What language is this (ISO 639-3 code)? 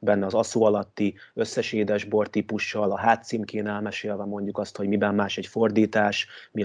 hun